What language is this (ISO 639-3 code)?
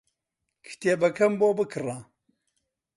ckb